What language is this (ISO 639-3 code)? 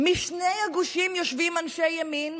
heb